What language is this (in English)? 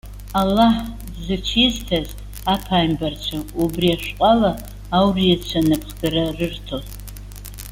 Abkhazian